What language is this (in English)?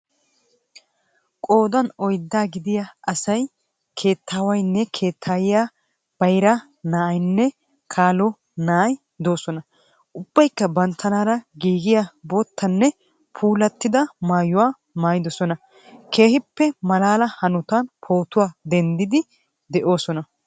Wolaytta